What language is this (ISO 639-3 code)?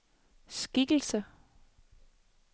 dan